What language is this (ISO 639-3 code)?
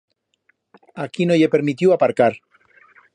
arg